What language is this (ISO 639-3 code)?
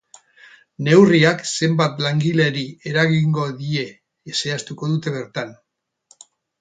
eus